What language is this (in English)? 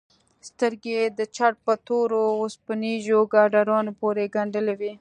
Pashto